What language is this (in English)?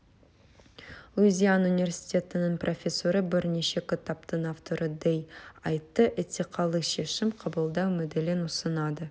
Kazakh